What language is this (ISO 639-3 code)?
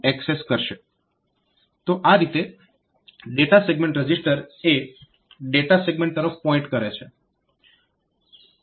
guj